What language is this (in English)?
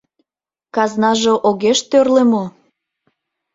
Mari